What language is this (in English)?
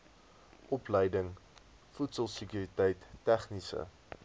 Afrikaans